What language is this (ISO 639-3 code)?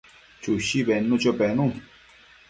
mcf